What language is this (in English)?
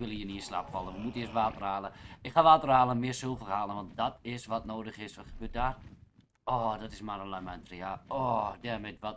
Dutch